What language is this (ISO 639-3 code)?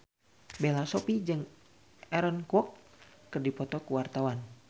sun